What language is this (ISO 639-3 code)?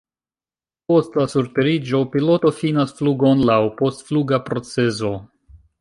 epo